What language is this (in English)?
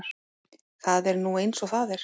Icelandic